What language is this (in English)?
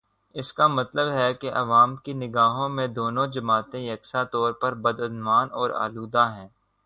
Urdu